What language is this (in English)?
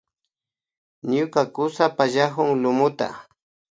Imbabura Highland Quichua